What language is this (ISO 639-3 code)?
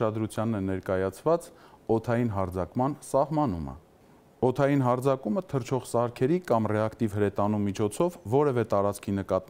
tur